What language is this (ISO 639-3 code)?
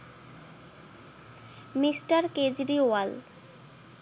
ben